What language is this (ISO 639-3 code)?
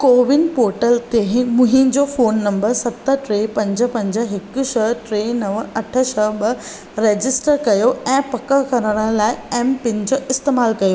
snd